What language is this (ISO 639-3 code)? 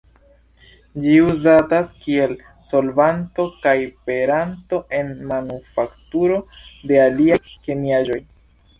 epo